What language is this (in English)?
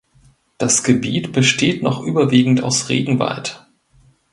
German